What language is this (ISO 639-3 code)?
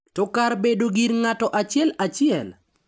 luo